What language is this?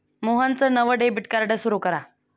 Marathi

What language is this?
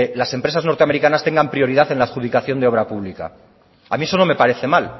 Spanish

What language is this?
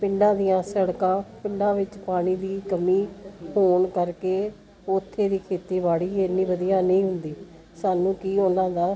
Punjabi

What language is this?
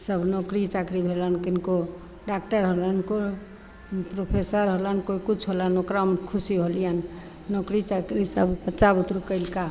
Maithili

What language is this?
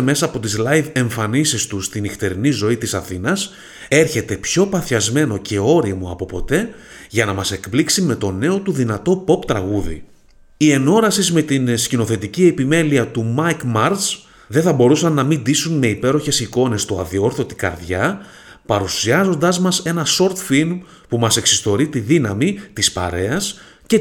Greek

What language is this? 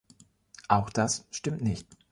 German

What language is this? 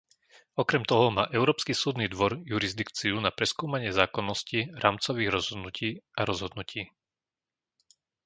Slovak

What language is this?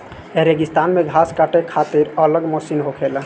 Bhojpuri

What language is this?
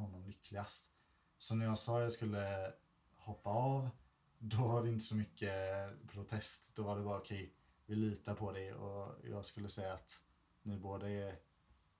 Swedish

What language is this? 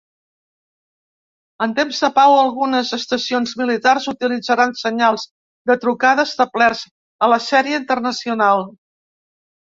Catalan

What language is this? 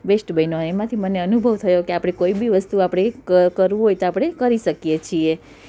Gujarati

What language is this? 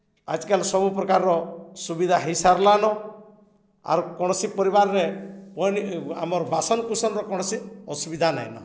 Odia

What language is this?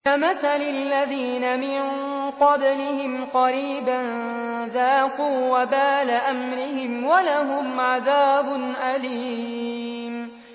Arabic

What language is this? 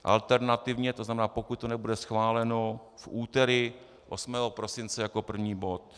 Czech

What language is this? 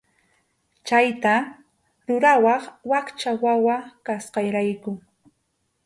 Arequipa-La Unión Quechua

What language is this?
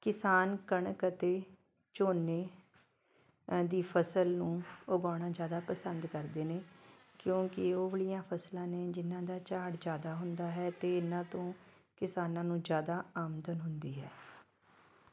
Punjabi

